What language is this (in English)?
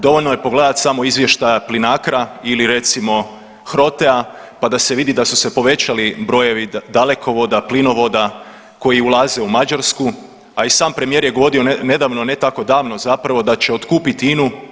Croatian